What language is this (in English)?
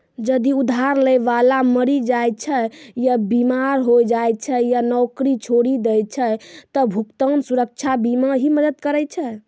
Maithili